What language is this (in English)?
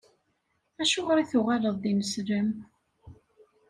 Kabyle